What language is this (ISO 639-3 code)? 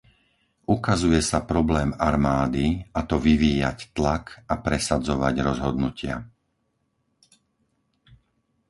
slk